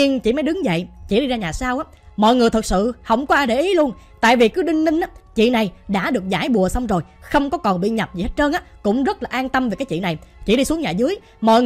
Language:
Vietnamese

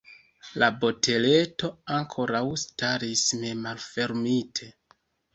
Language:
Esperanto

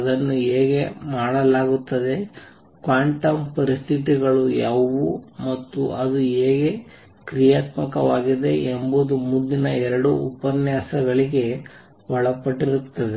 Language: Kannada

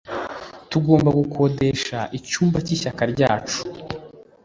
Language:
Kinyarwanda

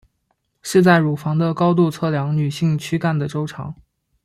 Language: Chinese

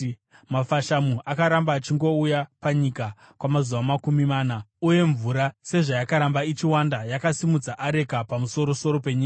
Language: Shona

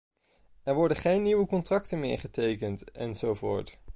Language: Dutch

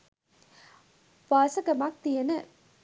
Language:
Sinhala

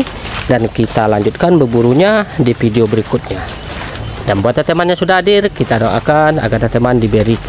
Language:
Indonesian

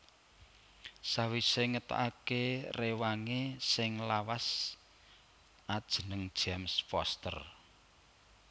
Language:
Javanese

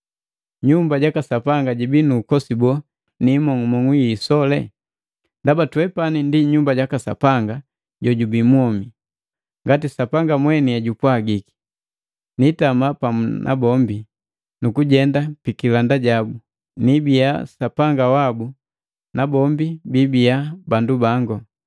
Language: Matengo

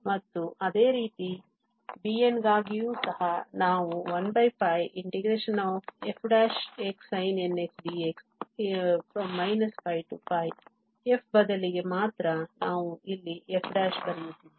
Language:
Kannada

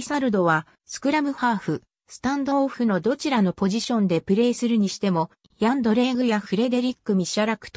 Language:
Japanese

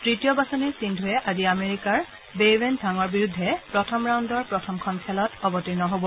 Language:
Assamese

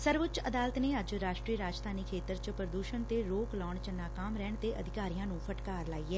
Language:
Punjabi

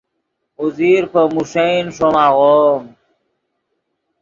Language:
Yidgha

